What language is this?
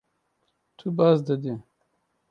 Kurdish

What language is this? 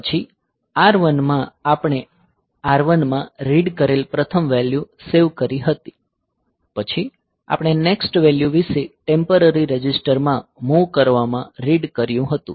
Gujarati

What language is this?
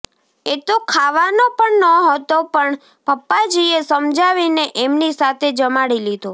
Gujarati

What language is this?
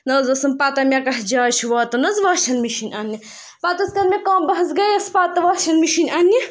Kashmiri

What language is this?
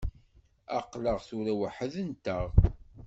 Kabyle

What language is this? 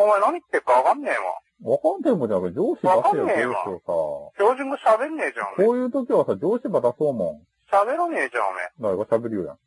Japanese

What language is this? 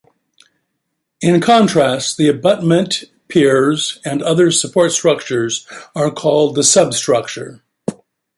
English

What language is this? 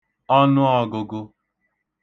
Igbo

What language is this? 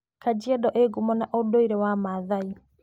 Kikuyu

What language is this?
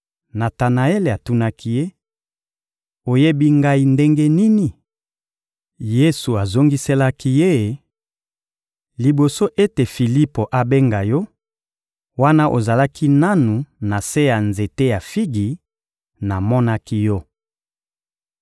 Lingala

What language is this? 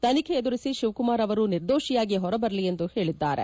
Kannada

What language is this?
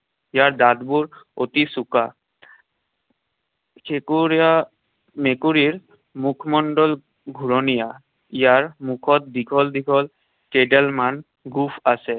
Assamese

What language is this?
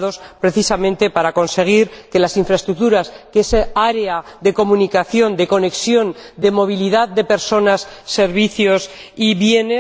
Spanish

